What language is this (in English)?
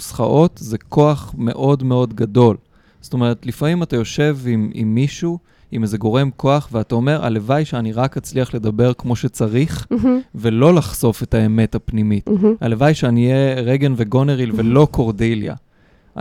Hebrew